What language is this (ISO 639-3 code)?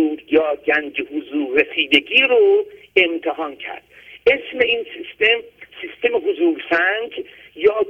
fas